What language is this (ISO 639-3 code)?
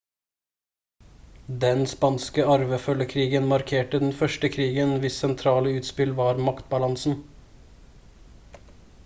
nob